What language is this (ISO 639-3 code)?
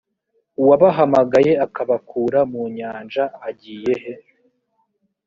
kin